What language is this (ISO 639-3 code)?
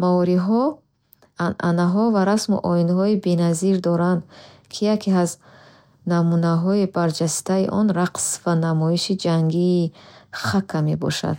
bhh